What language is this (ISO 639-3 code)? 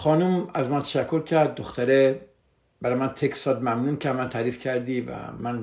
fas